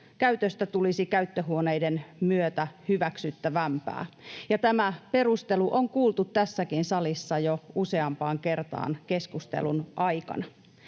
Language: Finnish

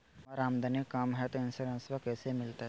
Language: Magahi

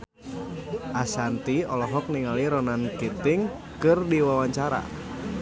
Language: Sundanese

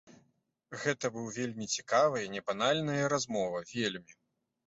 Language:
Belarusian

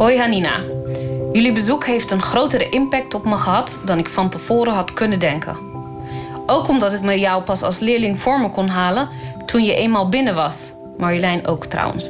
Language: Dutch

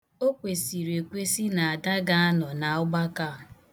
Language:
Igbo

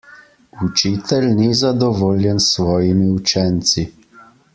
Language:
Slovenian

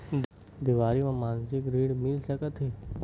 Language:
Chhattisgarhi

